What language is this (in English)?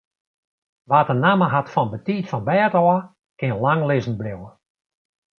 Western Frisian